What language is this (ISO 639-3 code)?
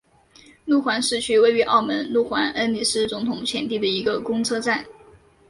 zho